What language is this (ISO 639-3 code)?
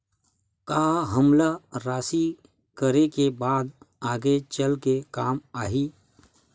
hne